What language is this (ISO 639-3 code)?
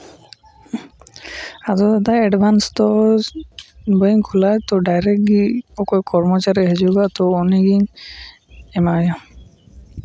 sat